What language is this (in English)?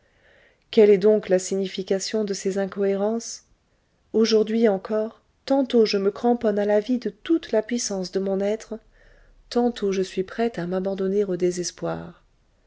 French